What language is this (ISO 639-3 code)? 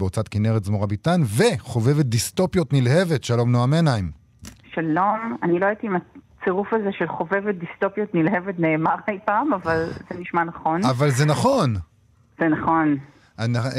heb